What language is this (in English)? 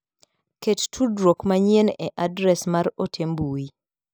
Luo (Kenya and Tanzania)